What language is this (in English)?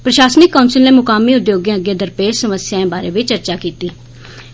Dogri